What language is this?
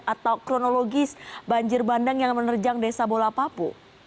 Indonesian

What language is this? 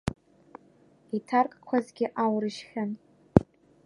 Abkhazian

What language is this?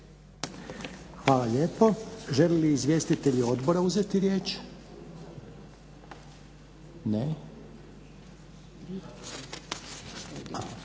Croatian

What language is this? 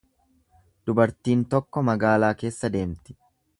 Oromo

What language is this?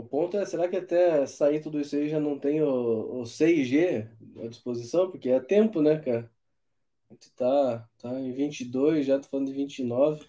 Portuguese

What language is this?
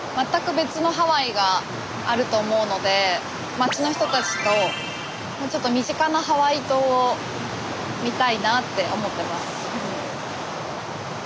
Japanese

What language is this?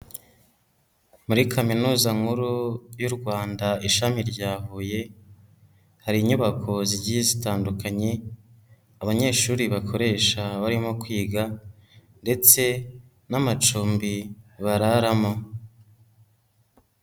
Kinyarwanda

